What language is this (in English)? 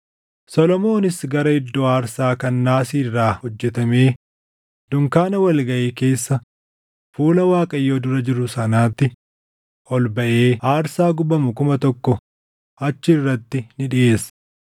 Oromo